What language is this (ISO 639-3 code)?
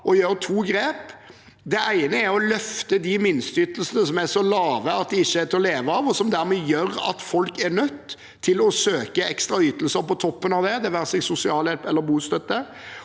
nor